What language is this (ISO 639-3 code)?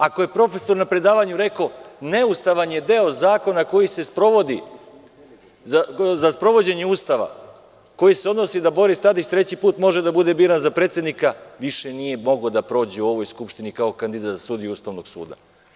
srp